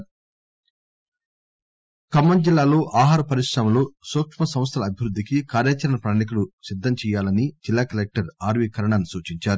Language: Telugu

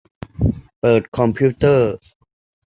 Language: Thai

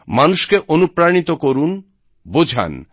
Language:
Bangla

